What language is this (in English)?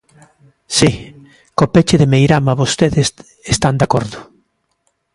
Galician